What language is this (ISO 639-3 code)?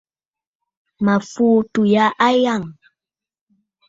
bfd